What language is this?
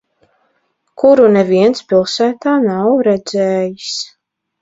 Latvian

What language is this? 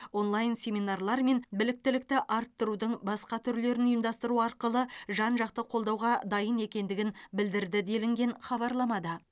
Kazakh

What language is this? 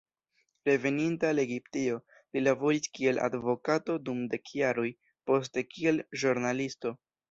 Esperanto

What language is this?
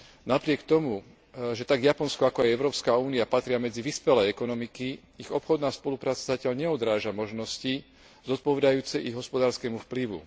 Slovak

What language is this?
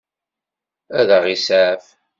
Kabyle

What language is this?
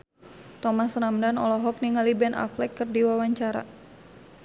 Sundanese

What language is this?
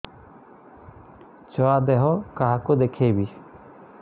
Odia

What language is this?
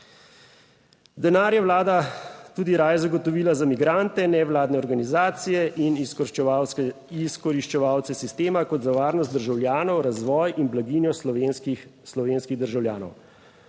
Slovenian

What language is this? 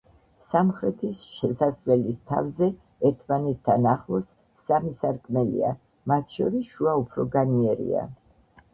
Georgian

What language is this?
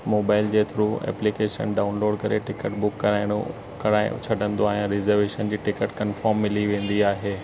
Sindhi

